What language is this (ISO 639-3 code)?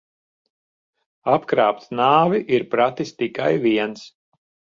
lav